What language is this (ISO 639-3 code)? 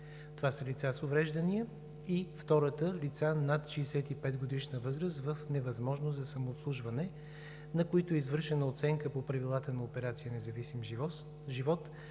bul